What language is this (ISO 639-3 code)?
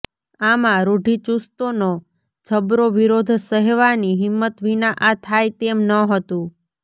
guj